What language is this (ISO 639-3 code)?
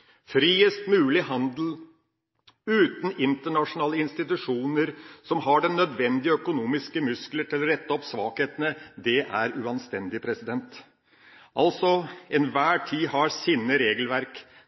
nob